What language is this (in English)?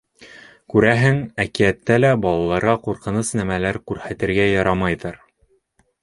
Bashkir